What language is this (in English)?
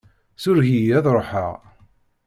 Kabyle